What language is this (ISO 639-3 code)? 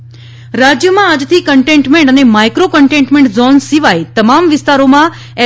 guj